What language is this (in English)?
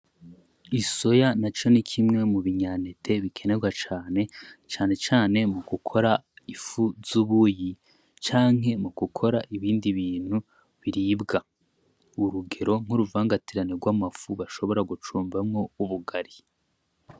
Rundi